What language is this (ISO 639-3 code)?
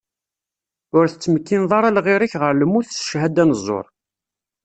kab